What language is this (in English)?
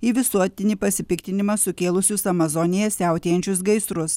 Lithuanian